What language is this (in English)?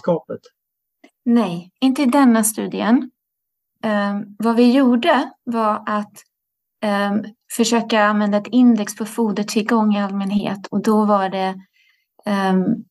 Swedish